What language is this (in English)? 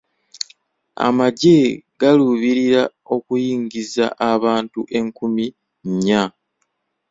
Ganda